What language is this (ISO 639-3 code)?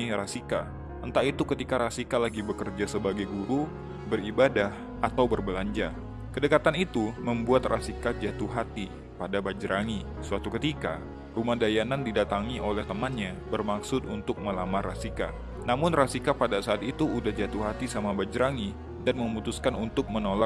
ind